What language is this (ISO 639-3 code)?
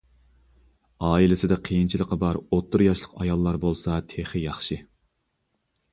uig